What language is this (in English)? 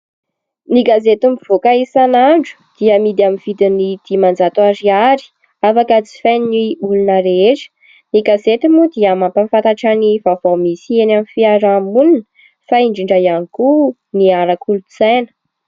Malagasy